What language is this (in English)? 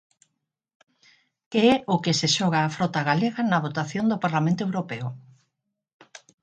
Galician